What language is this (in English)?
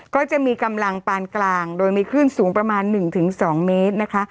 Thai